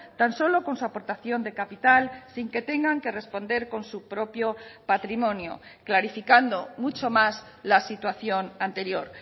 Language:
Spanish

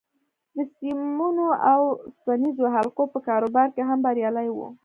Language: Pashto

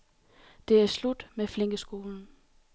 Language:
Danish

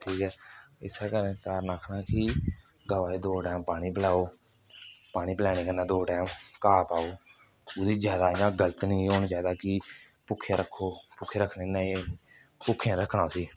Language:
Dogri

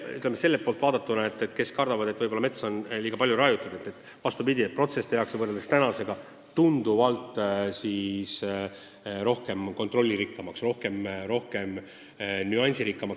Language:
Estonian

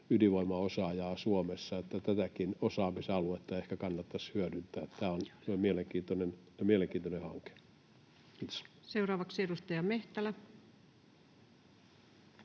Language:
Finnish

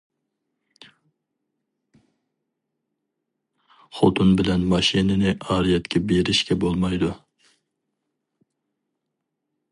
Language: Uyghur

